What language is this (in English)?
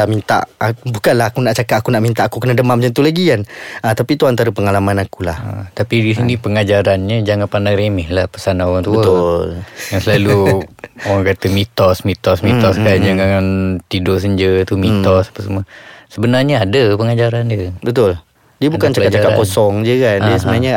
Malay